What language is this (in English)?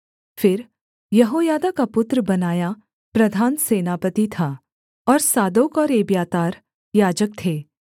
Hindi